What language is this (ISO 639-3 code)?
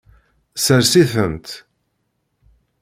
kab